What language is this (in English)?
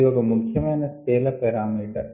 Telugu